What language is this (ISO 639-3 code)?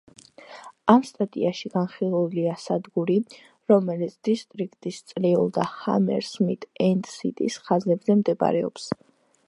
kat